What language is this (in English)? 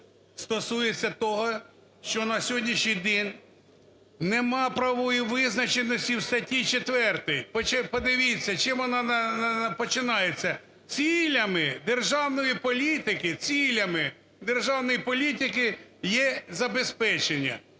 Ukrainian